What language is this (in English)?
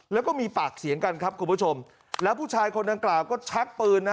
Thai